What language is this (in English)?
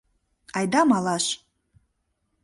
Mari